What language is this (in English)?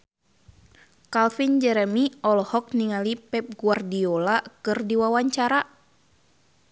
Sundanese